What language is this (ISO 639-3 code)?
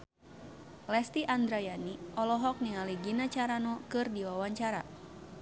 sun